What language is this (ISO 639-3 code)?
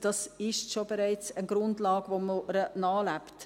gsw